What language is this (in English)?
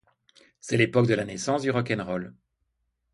French